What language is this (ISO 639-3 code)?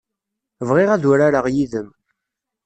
kab